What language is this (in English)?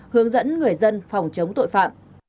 Vietnamese